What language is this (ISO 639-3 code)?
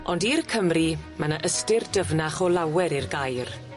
cym